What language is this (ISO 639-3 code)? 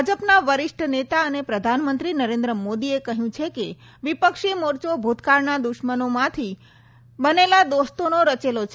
guj